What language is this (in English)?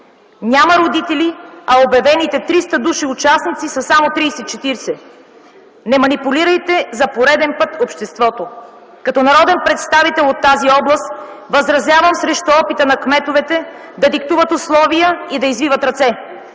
Bulgarian